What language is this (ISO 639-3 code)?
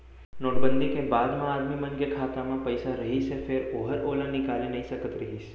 hne